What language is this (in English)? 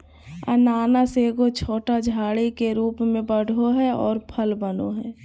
Magahi